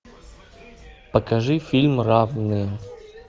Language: Russian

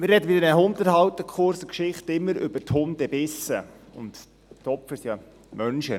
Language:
Swiss German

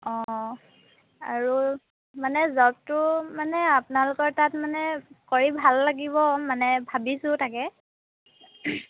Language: Assamese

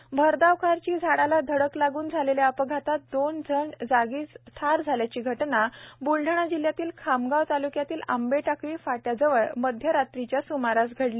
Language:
Marathi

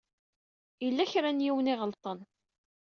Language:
Kabyle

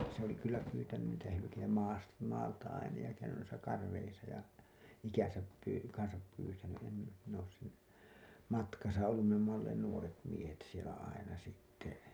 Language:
Finnish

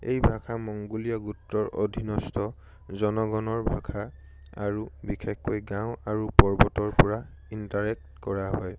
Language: Assamese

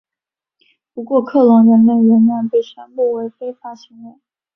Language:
Chinese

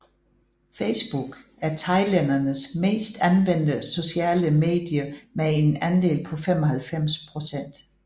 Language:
Danish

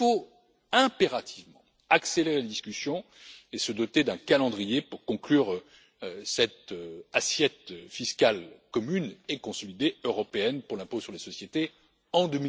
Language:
French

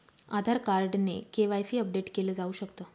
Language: Marathi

